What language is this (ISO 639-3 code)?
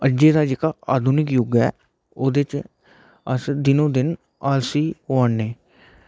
doi